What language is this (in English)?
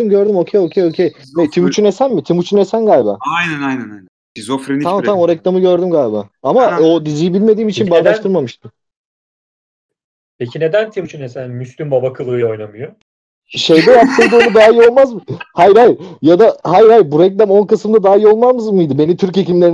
Turkish